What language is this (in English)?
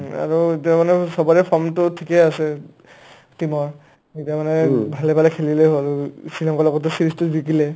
Assamese